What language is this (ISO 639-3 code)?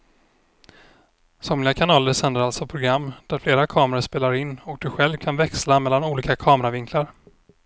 swe